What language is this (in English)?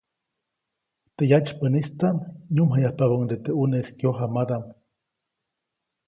Copainalá Zoque